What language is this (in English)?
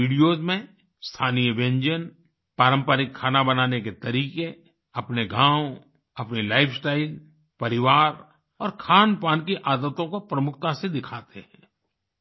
Hindi